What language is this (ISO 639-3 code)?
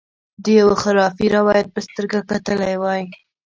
pus